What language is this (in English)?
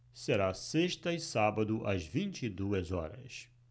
Portuguese